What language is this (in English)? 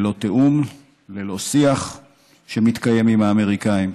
Hebrew